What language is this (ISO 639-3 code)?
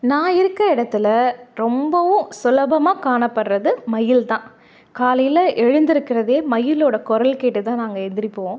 tam